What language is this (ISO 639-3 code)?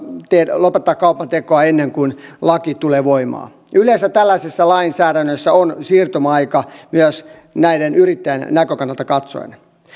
fin